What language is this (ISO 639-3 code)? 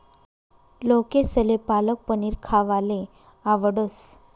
mar